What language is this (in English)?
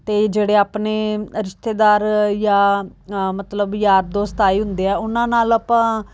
Punjabi